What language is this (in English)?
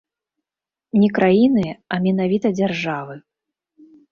Belarusian